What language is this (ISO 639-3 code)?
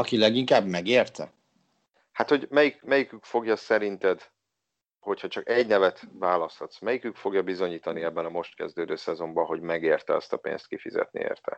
hun